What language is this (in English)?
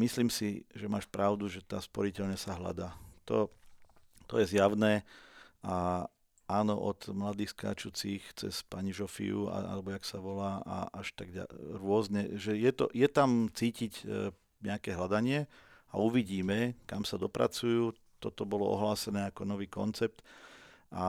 Slovak